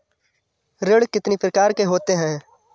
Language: Hindi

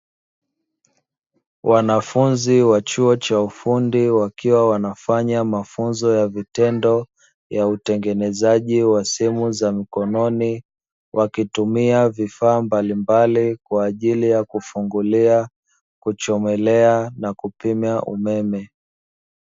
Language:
Swahili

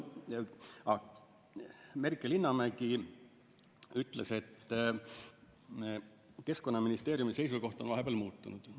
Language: Estonian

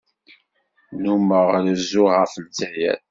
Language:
Kabyle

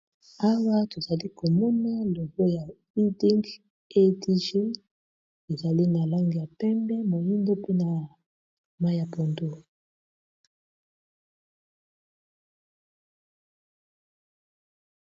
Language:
Lingala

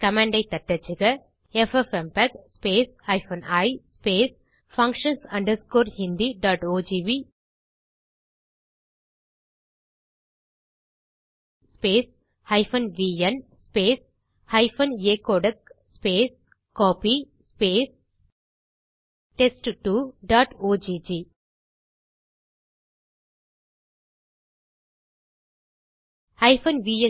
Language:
Tamil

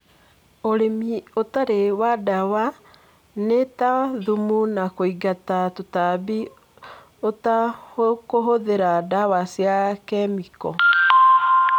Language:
Kikuyu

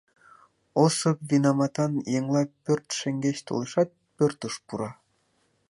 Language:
Mari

